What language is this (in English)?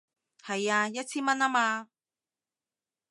Cantonese